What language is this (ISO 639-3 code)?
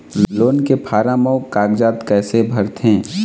hne